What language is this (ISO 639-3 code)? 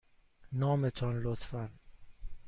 fas